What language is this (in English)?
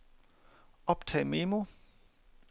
Danish